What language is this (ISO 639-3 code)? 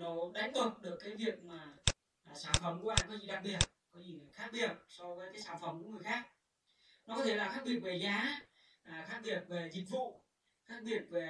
vie